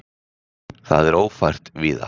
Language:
Icelandic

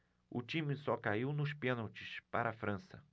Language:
Portuguese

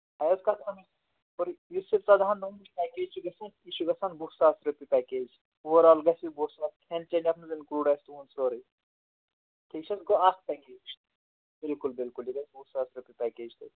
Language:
Kashmiri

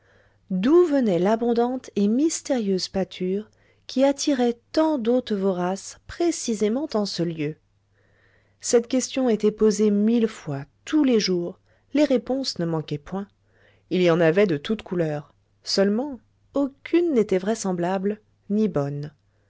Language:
French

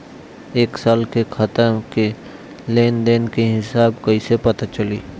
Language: Bhojpuri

